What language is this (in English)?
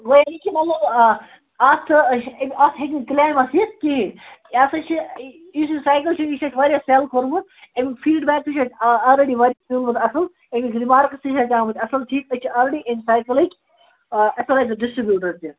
Kashmiri